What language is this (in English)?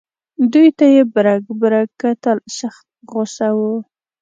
Pashto